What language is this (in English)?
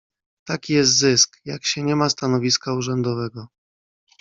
Polish